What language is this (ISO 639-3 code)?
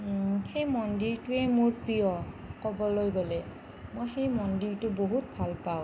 asm